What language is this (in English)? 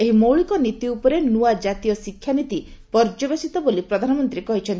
Odia